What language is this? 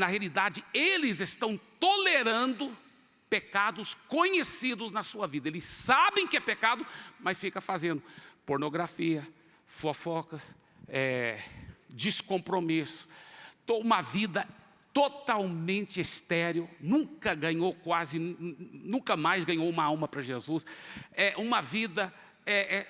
Portuguese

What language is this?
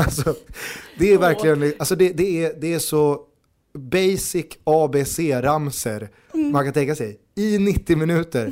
Swedish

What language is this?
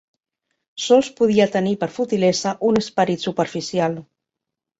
Catalan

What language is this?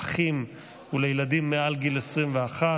Hebrew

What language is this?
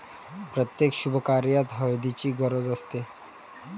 Marathi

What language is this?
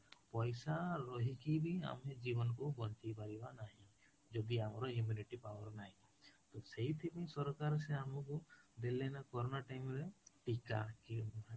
Odia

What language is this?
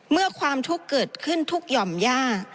Thai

